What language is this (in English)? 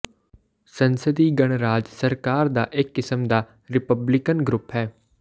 Punjabi